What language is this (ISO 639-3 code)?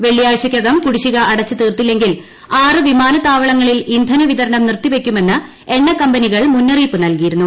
mal